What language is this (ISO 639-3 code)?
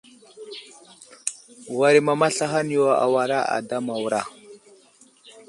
udl